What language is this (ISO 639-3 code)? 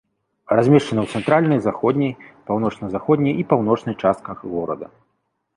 bel